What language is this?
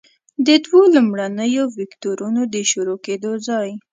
Pashto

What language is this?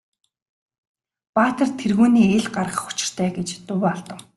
Mongolian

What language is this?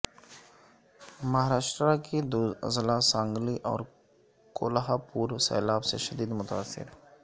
Urdu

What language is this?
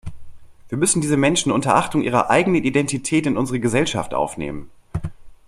German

